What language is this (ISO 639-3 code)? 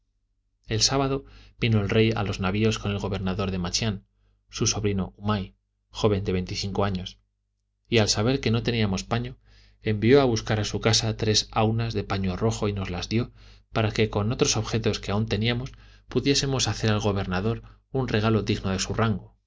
spa